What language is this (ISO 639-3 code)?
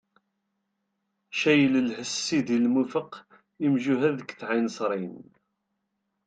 kab